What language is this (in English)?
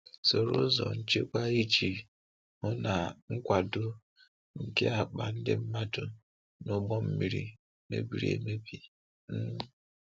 Igbo